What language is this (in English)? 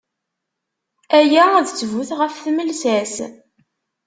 Kabyle